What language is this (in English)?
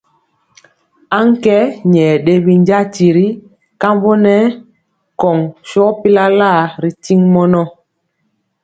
Mpiemo